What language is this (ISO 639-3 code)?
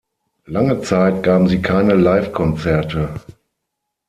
deu